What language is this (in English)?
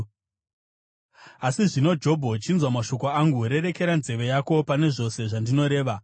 Shona